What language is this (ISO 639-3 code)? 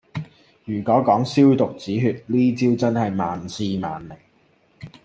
yue